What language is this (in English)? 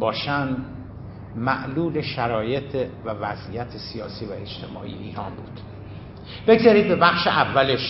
Persian